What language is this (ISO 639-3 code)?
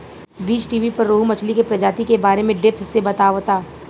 bho